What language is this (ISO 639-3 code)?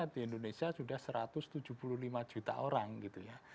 ind